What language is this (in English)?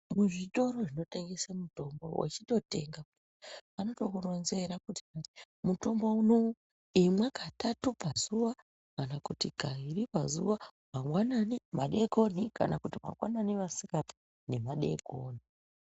Ndau